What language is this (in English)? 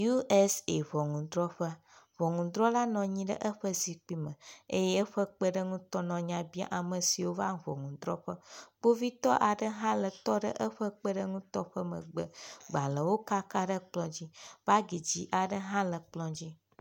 Ewe